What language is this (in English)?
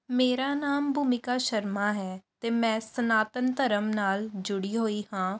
Punjabi